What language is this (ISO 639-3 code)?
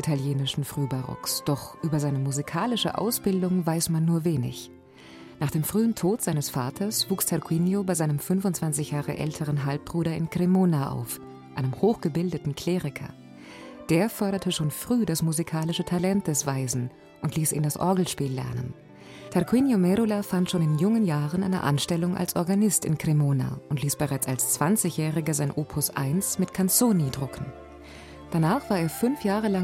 deu